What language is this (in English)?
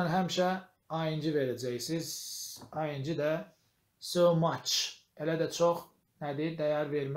Turkish